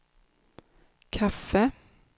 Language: Swedish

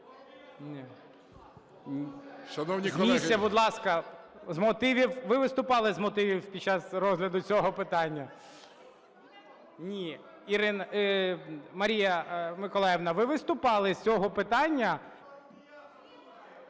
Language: Ukrainian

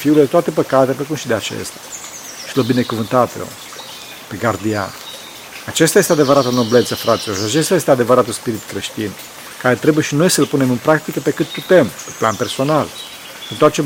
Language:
Romanian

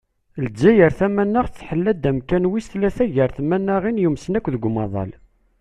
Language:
Kabyle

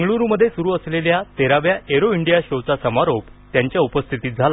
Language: Marathi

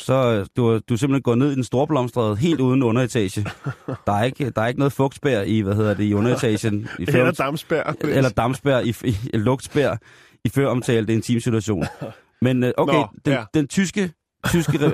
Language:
Danish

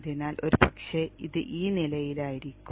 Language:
Malayalam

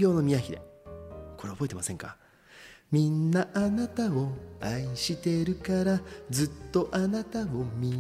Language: Japanese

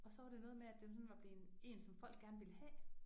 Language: Danish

